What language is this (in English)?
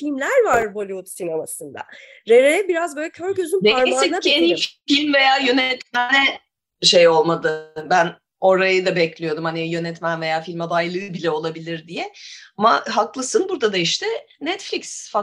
Turkish